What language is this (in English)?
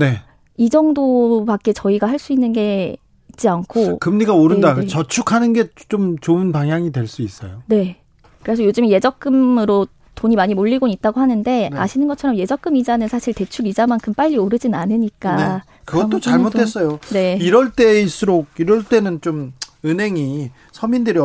Korean